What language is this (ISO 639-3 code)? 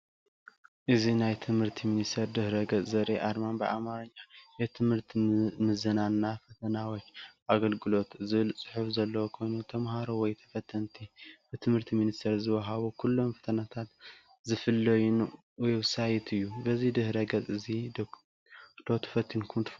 tir